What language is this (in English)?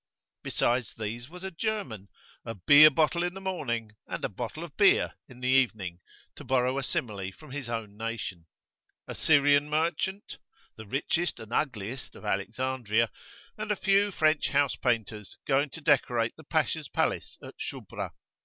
English